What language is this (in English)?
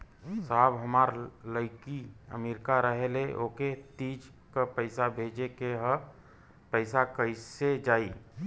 Bhojpuri